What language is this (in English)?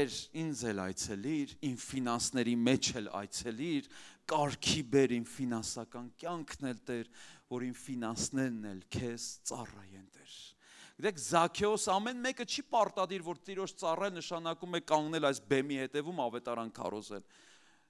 Turkish